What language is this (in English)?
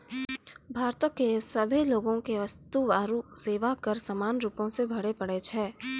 Maithili